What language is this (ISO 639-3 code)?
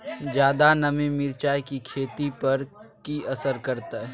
mai